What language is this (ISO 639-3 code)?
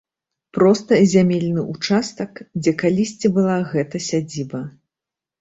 bel